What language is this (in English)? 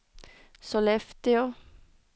Swedish